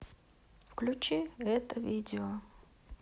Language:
Russian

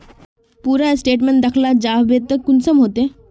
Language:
Magahi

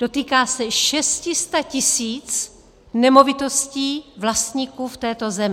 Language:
Czech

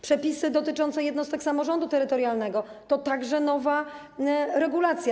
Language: Polish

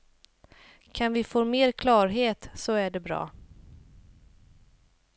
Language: Swedish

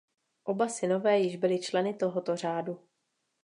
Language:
Czech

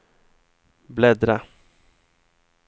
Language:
Swedish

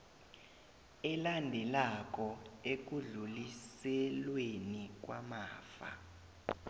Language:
South Ndebele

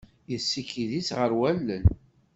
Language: Kabyle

